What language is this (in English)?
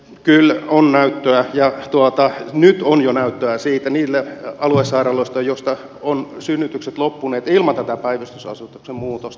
Finnish